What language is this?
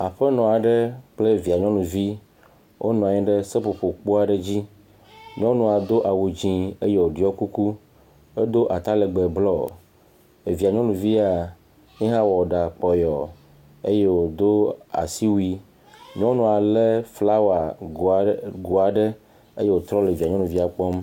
Ewe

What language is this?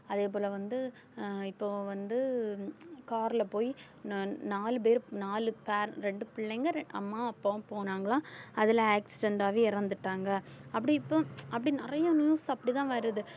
Tamil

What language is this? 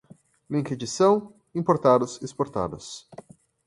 Portuguese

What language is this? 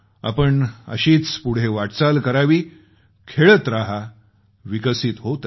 Marathi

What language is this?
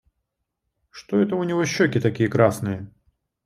Russian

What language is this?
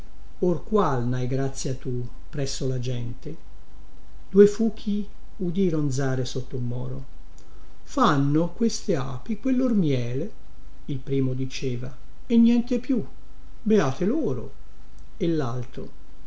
Italian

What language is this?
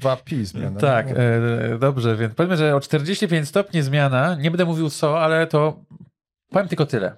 Polish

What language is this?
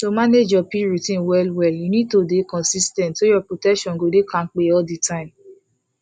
Nigerian Pidgin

